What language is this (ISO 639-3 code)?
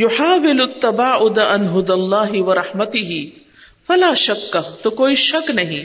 urd